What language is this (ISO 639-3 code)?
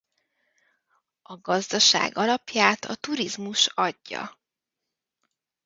hun